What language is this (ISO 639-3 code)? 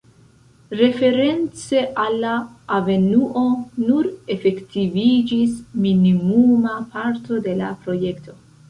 epo